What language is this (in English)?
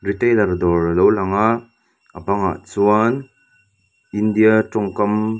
Mizo